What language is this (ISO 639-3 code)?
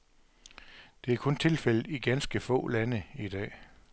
dan